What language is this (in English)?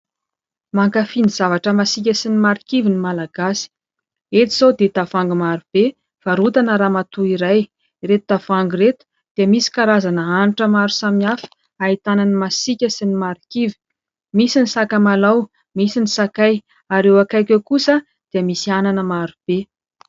Malagasy